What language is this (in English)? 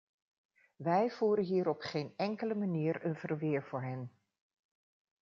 Dutch